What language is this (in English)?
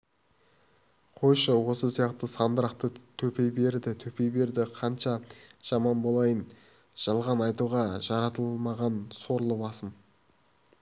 Kazakh